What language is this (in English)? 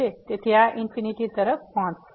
Gujarati